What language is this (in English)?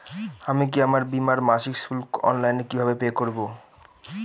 Bangla